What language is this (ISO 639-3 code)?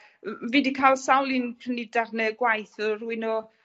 cym